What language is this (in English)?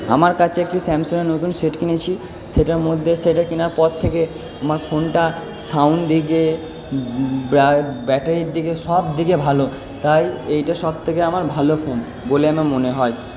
Bangla